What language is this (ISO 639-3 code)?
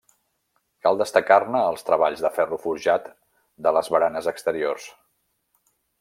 cat